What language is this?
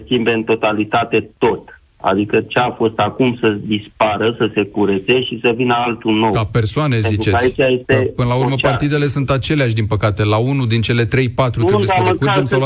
Romanian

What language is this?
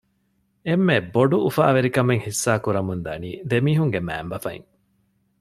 Divehi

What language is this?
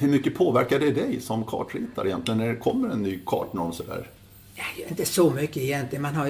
Swedish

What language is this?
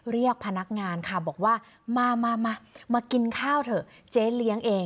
Thai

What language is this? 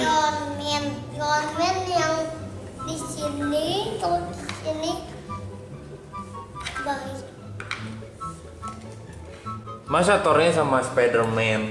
Indonesian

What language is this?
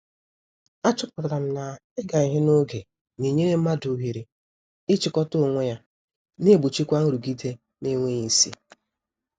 Igbo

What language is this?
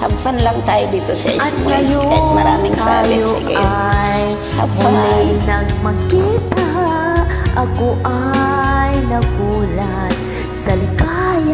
Vietnamese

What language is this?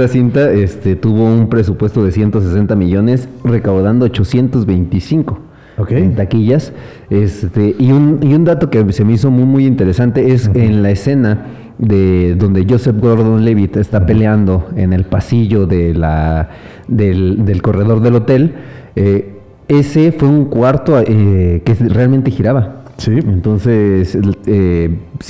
Spanish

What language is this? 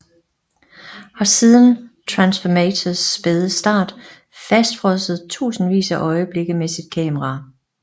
Danish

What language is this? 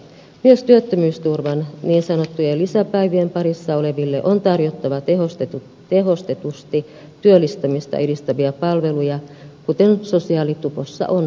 Finnish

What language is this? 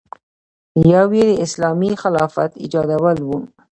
Pashto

